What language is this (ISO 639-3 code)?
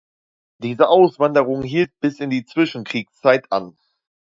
deu